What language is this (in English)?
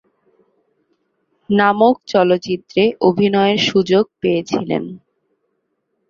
Bangla